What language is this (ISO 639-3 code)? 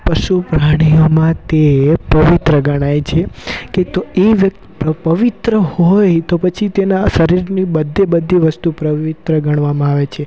guj